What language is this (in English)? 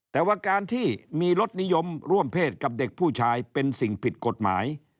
Thai